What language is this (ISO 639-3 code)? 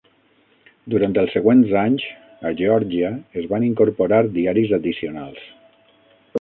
cat